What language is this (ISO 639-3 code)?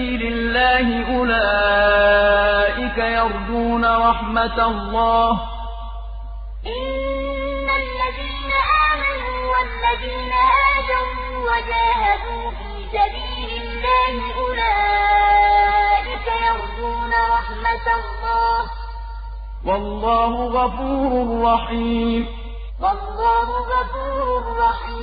ara